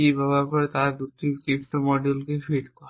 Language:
Bangla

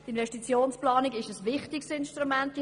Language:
Swiss German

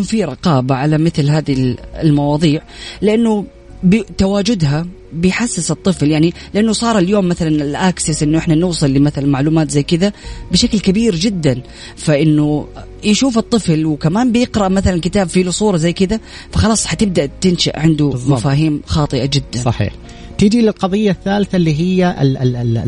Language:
Arabic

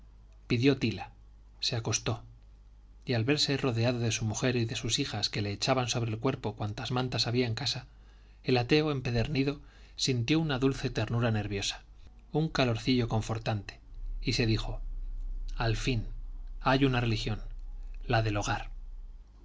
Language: Spanish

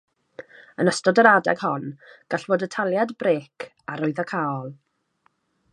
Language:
Welsh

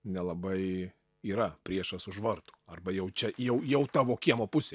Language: Lithuanian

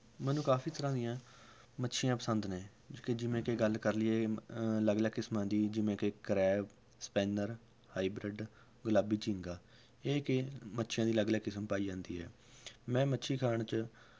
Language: Punjabi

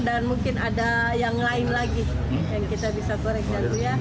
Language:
Indonesian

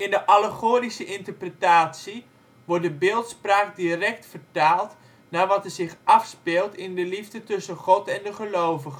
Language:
Dutch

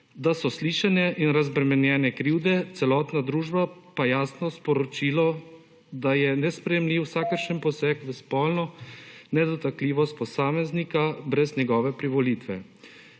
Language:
Slovenian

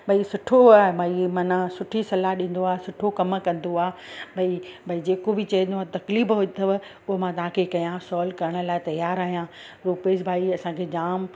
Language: Sindhi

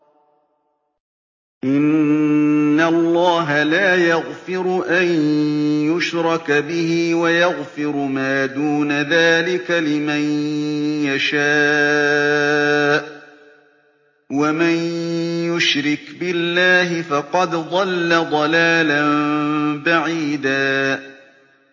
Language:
Arabic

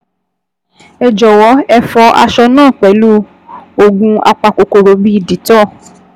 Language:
Yoruba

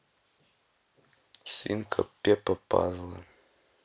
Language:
Russian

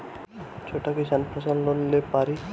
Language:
Bhojpuri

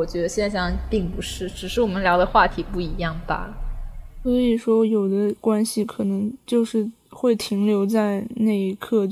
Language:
Chinese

